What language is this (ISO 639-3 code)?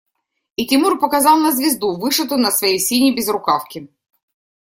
rus